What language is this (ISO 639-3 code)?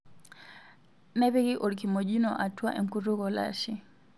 mas